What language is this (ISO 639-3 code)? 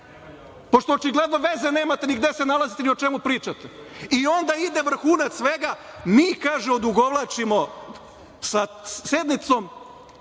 srp